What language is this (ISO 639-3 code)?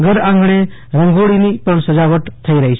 guj